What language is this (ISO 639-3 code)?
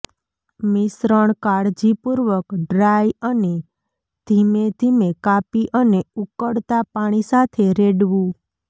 guj